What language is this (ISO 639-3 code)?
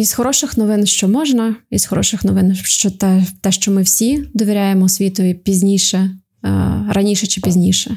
ukr